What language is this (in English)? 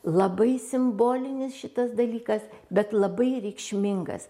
Lithuanian